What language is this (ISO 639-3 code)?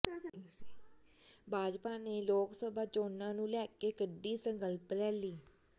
pan